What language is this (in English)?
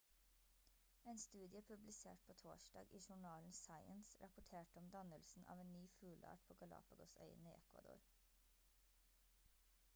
Norwegian Bokmål